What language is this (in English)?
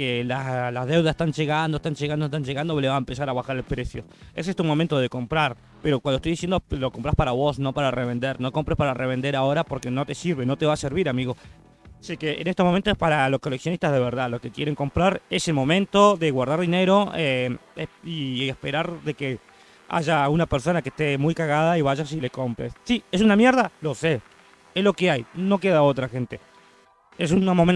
Spanish